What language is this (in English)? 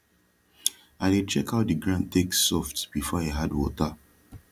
Nigerian Pidgin